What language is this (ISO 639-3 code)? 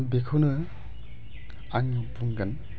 brx